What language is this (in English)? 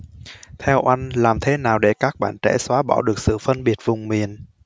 Vietnamese